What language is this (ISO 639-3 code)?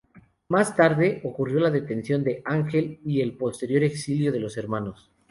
spa